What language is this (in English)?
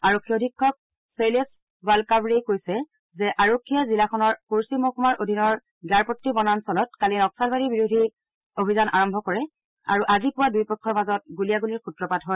Assamese